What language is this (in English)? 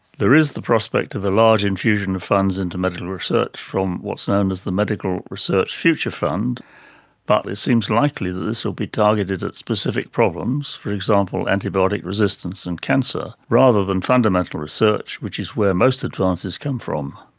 English